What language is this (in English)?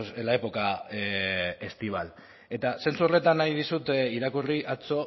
Basque